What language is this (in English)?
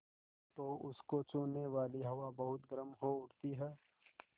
Hindi